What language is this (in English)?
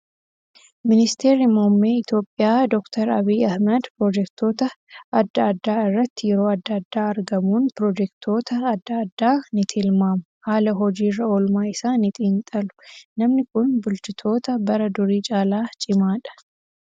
Oromo